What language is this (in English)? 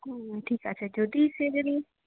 Bangla